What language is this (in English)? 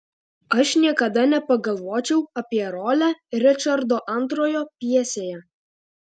Lithuanian